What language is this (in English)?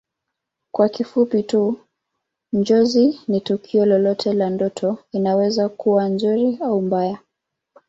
Swahili